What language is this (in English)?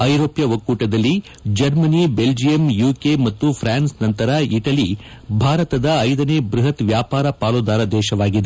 Kannada